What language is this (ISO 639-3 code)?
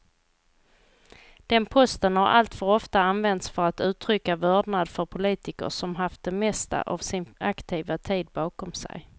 swe